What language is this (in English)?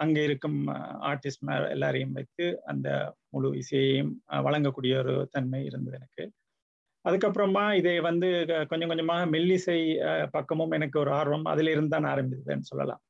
Tamil